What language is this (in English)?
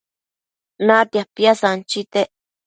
Matsés